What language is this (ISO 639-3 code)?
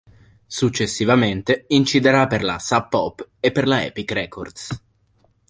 ita